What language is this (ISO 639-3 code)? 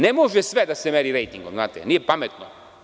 srp